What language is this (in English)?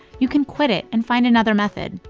English